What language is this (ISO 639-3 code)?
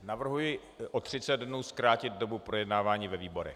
ces